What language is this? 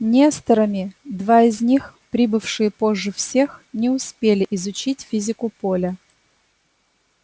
Russian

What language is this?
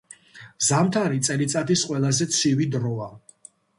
Georgian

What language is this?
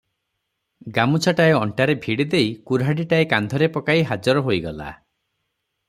Odia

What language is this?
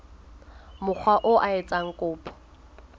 Southern Sotho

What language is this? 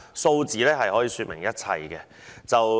Cantonese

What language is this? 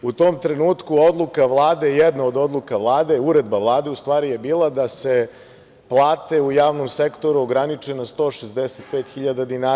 Serbian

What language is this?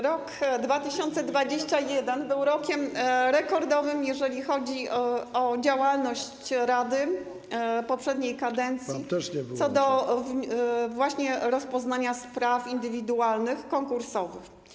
Polish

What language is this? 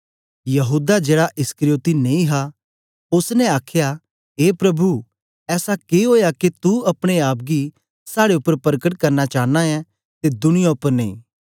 Dogri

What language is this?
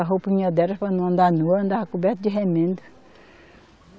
Portuguese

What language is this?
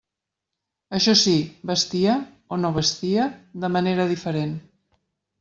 Catalan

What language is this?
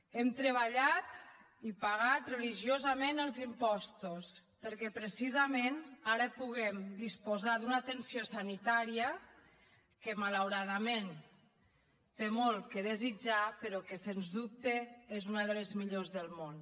Catalan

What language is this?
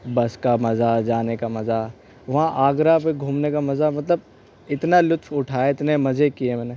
Urdu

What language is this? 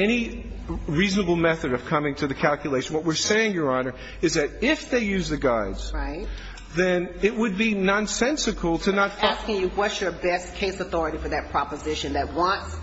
English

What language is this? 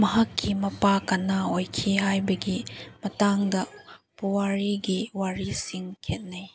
Manipuri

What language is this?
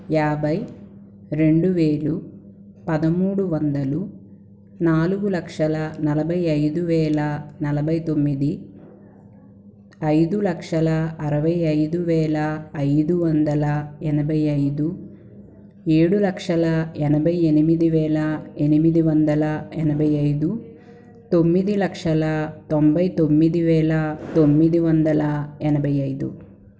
Telugu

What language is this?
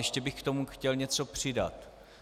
Czech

